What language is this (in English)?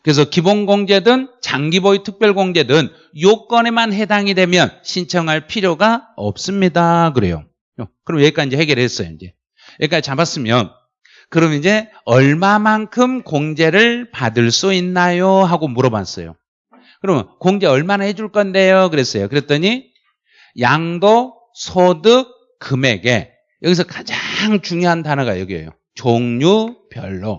Korean